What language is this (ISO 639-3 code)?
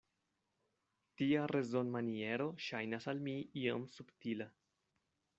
epo